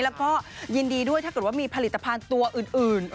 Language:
Thai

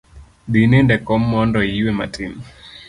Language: Luo (Kenya and Tanzania)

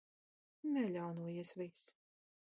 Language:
Latvian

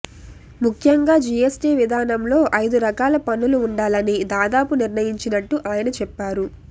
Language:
Telugu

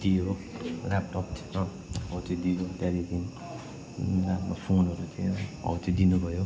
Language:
Nepali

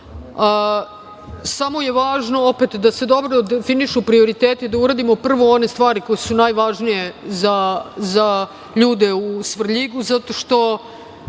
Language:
Serbian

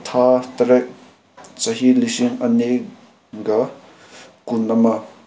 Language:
Manipuri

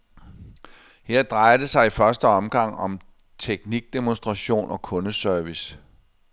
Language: Danish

